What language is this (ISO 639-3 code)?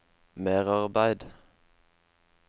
nor